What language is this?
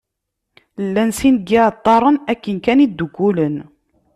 Kabyle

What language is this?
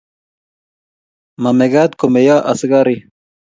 Kalenjin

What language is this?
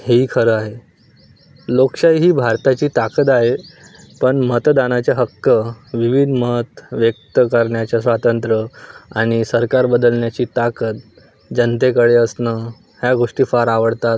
Marathi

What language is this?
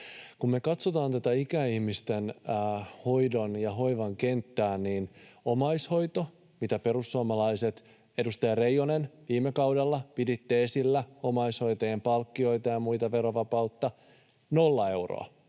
Finnish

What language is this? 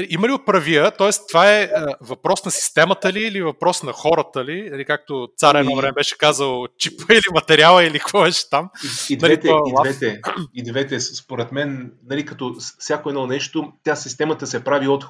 Bulgarian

